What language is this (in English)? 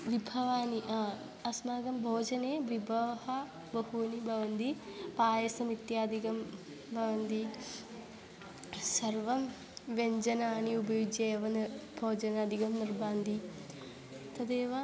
Sanskrit